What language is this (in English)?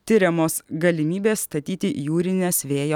Lithuanian